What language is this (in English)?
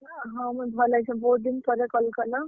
Odia